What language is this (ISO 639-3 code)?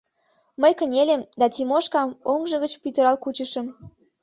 chm